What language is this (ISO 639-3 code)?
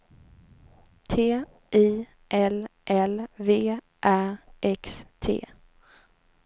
swe